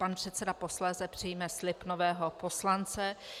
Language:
Czech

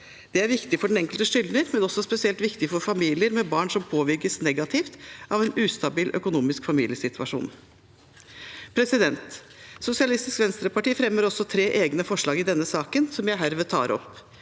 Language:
Norwegian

